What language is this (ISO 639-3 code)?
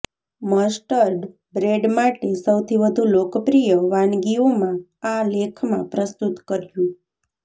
guj